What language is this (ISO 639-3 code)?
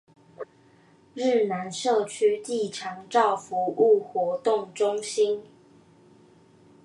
zho